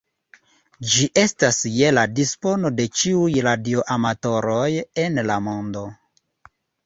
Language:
Esperanto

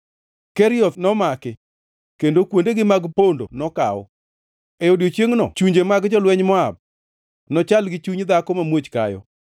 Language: Luo (Kenya and Tanzania)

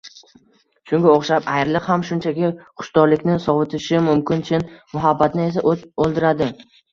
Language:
Uzbek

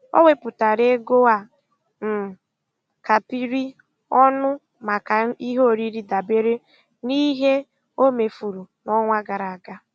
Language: Igbo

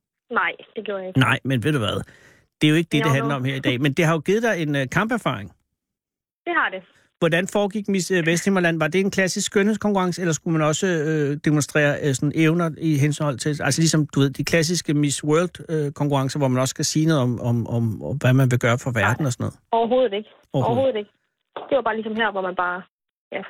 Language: Danish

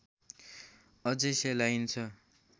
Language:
Nepali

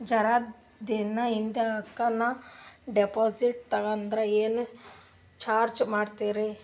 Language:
Kannada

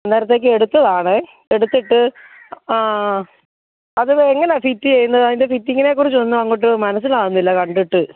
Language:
Malayalam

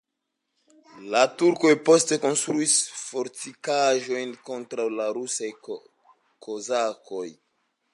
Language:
Esperanto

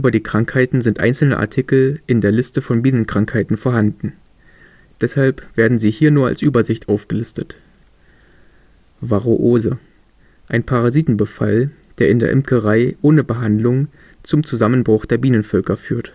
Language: German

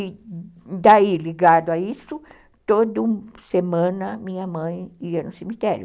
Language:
Portuguese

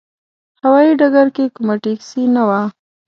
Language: Pashto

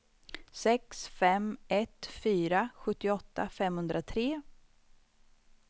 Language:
Swedish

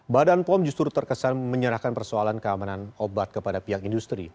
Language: Indonesian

